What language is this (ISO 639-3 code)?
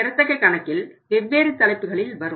tam